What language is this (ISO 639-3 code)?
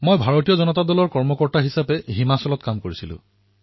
asm